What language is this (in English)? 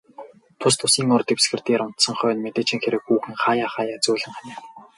Mongolian